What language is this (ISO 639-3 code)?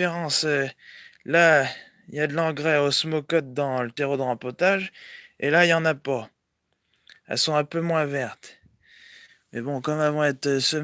fra